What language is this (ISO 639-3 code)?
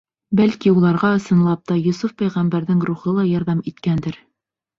bak